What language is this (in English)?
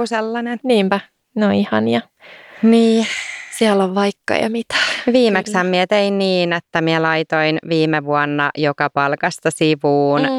Finnish